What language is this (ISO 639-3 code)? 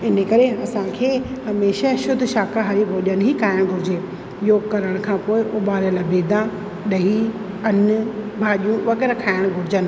snd